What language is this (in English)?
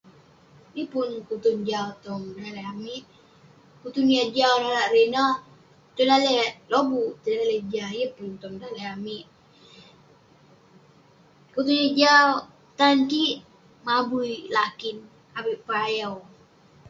Western Penan